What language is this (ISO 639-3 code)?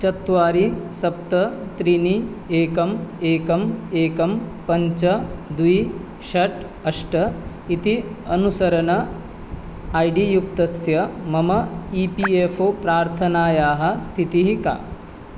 san